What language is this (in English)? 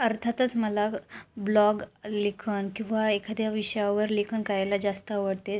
Marathi